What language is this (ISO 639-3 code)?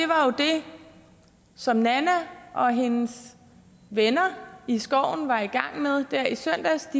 dan